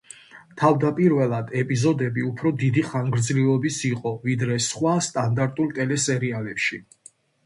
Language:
Georgian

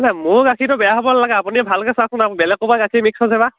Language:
Assamese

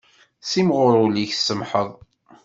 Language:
Kabyle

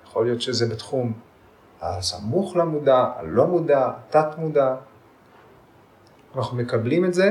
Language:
Hebrew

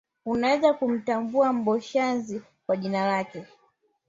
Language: Swahili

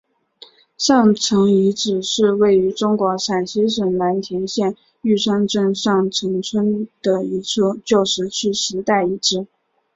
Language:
Chinese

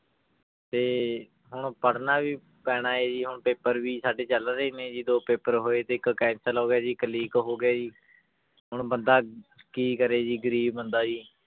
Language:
Punjabi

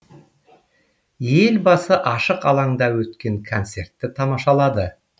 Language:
Kazakh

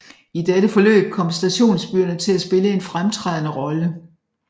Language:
Danish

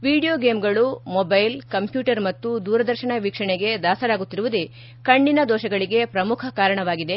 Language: Kannada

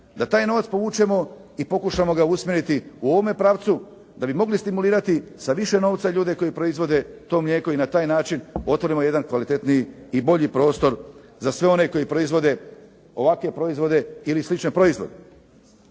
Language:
Croatian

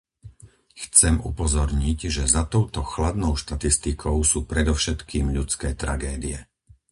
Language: Slovak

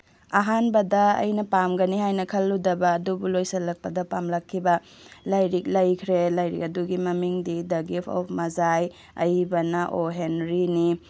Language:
Manipuri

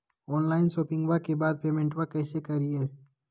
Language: Magahi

